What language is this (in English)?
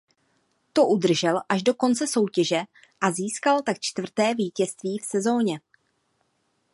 Czech